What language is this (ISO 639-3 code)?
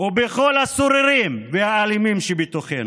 heb